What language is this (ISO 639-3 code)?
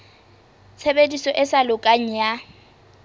sot